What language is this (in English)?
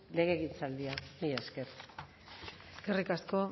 Basque